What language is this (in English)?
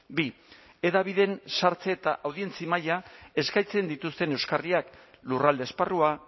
Basque